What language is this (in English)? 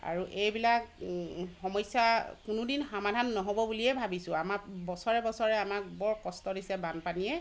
Assamese